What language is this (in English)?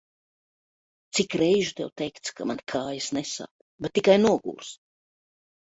Latvian